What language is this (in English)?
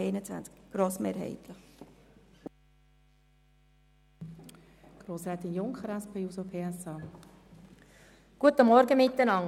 Swiss German